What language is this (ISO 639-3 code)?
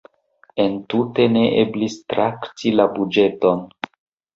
epo